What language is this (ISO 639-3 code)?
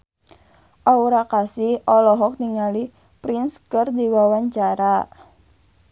sun